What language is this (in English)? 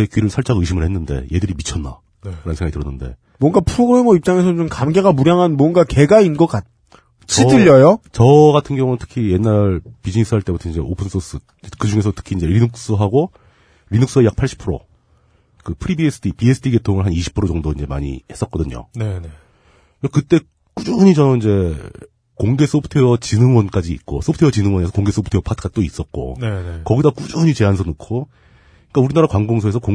Korean